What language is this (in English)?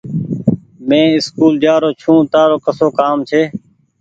Goaria